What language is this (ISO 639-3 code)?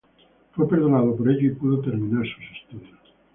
spa